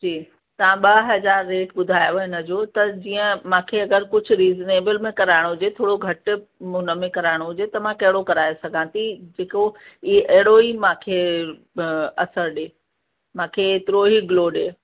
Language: Sindhi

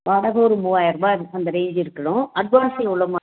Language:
Tamil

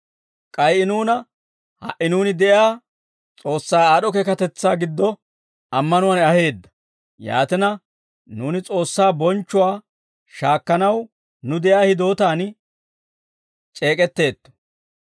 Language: Dawro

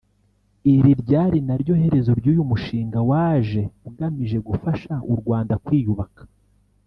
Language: Kinyarwanda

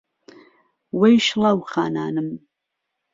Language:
Central Kurdish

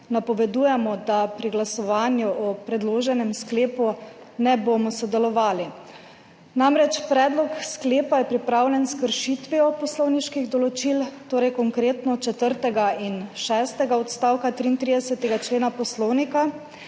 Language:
Slovenian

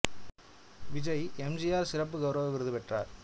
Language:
Tamil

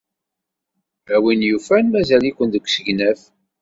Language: Kabyle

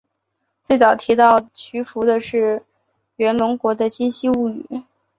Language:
Chinese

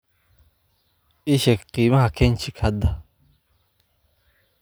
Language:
Somali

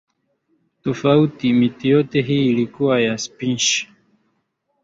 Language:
Swahili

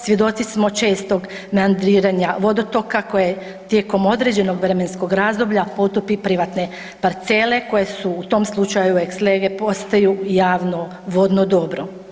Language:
Croatian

